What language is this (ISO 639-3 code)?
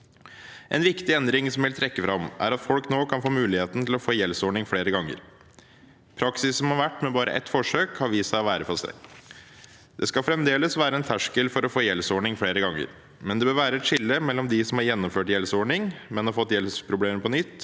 nor